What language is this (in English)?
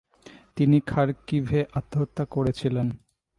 Bangla